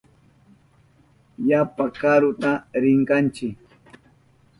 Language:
Southern Pastaza Quechua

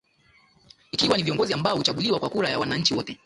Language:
Swahili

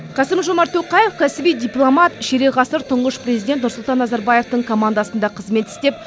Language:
Kazakh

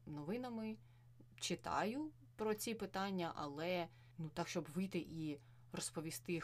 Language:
Ukrainian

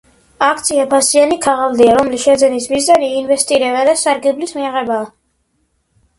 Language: Georgian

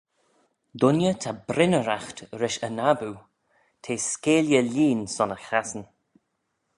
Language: Manx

